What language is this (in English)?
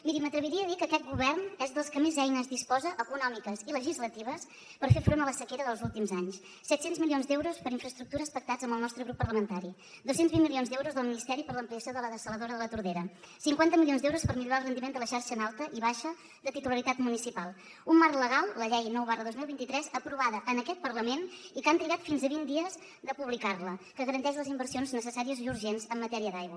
Catalan